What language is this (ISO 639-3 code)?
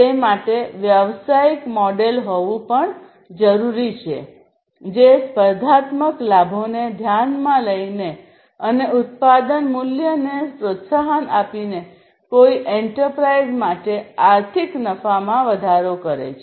guj